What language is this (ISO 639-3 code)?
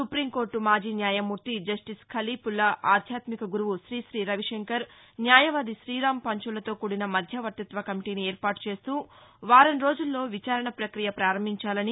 tel